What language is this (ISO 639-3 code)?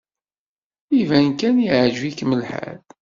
kab